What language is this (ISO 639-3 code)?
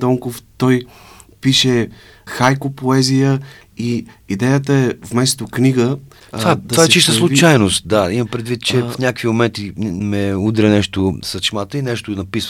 bul